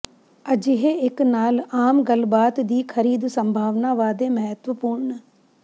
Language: Punjabi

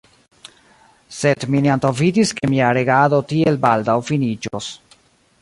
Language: Esperanto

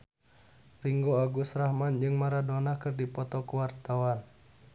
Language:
Sundanese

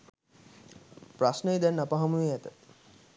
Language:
Sinhala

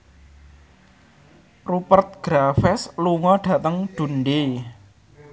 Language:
Javanese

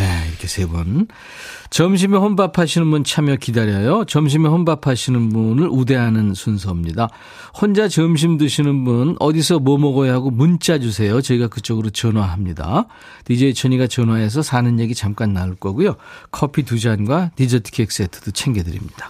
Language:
Korean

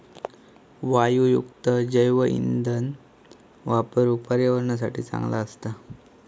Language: Marathi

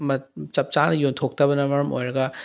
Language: Manipuri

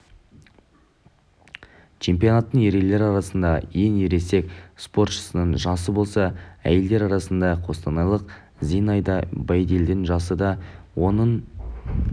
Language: Kazakh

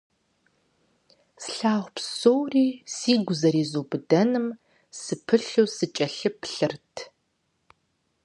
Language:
Kabardian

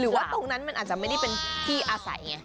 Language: Thai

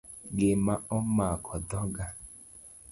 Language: Luo (Kenya and Tanzania)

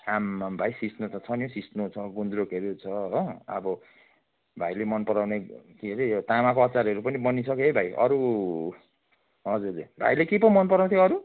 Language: Nepali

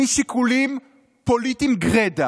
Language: Hebrew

